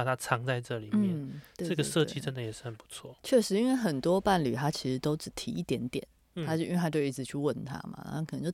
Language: Chinese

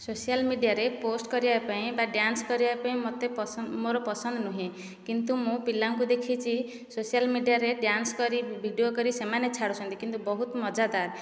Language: Odia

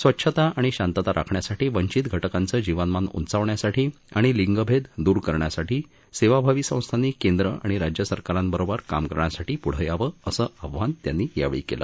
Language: Marathi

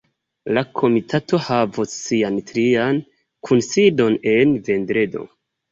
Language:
Esperanto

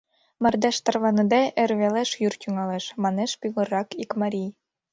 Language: Mari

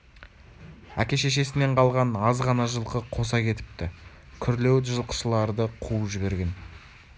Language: Kazakh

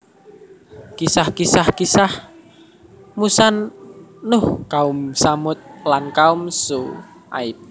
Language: Javanese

